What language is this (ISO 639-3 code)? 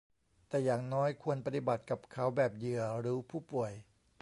tha